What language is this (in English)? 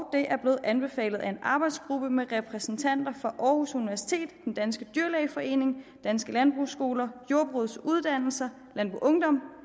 Danish